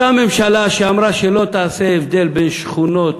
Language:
Hebrew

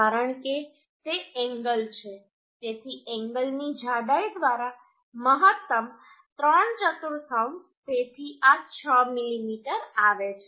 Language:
Gujarati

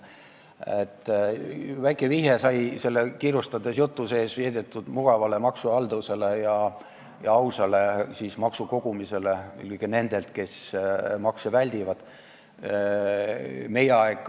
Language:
Estonian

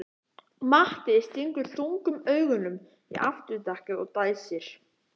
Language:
Icelandic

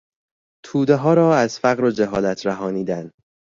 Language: Persian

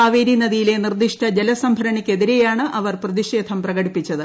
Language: Malayalam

